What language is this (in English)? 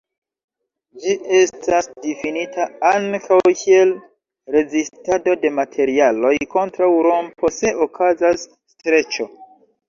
Esperanto